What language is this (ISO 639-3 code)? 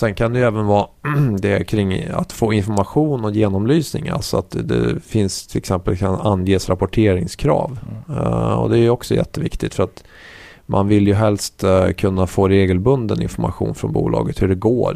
swe